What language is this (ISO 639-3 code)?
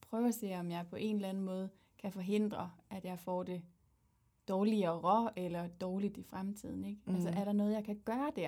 dan